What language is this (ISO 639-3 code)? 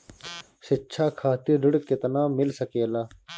bho